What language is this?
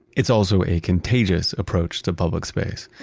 English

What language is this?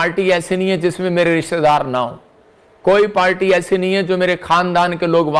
Hindi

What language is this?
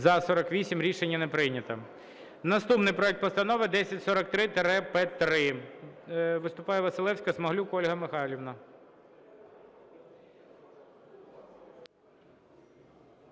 Ukrainian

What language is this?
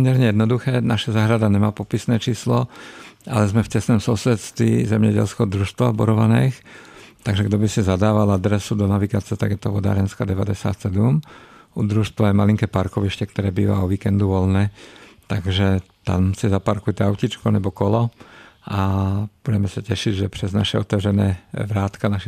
Czech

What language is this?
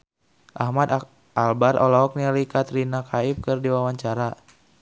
Sundanese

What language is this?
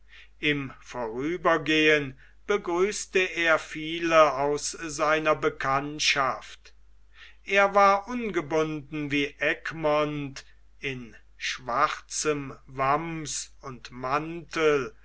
German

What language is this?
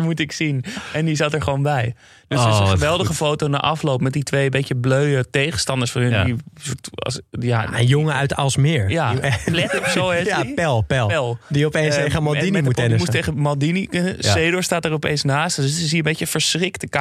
Dutch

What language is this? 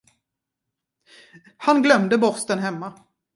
Swedish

